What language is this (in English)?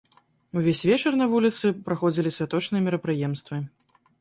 Belarusian